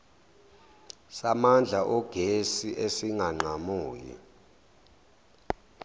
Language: Zulu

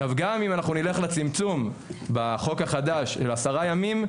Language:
Hebrew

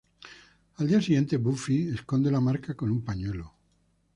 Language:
Spanish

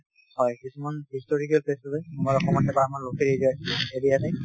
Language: Assamese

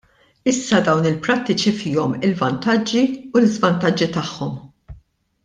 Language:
Maltese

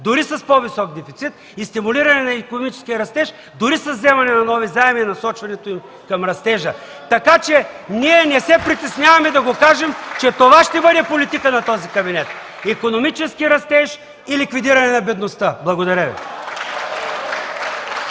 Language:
Bulgarian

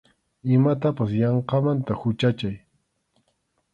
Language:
Arequipa-La Unión Quechua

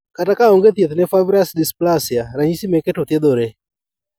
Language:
Luo (Kenya and Tanzania)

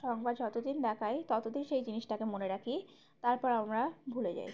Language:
Bangla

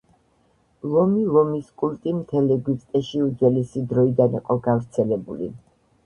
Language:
Georgian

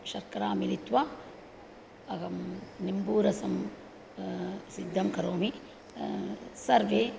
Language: Sanskrit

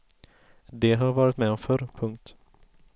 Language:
Swedish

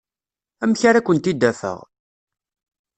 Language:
Kabyle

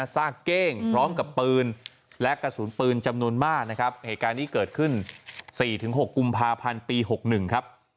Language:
Thai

